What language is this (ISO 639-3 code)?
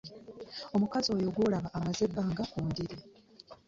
lug